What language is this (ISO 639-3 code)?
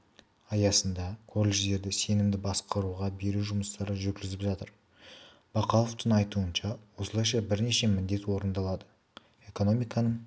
kaz